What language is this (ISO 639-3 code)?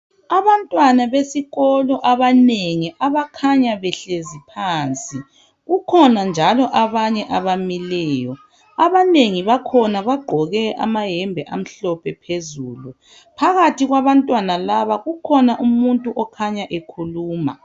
nde